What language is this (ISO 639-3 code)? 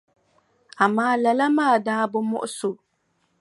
dag